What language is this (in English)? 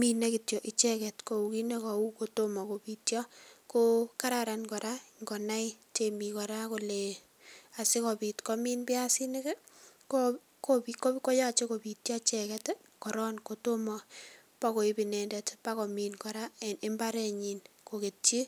Kalenjin